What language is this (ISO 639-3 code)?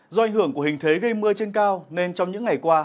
vie